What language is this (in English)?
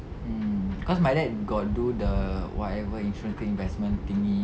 English